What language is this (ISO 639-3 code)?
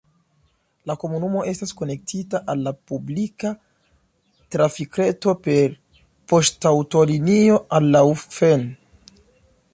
epo